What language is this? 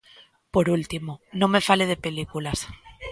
Galician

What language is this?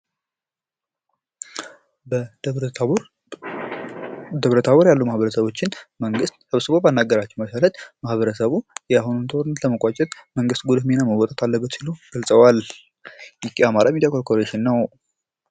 Amharic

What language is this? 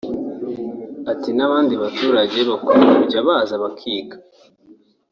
Kinyarwanda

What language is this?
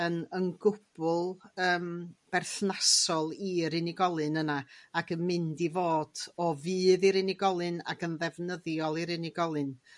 Welsh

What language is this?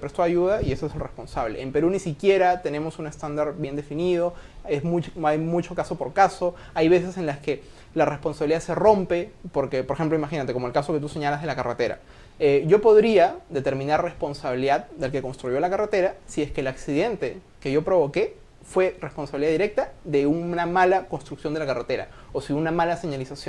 Spanish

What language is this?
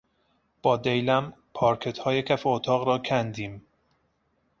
Persian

